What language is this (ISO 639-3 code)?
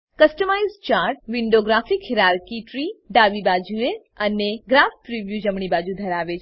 guj